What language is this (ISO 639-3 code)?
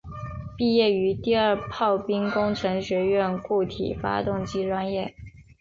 zho